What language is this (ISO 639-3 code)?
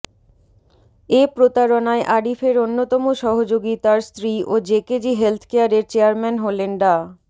ben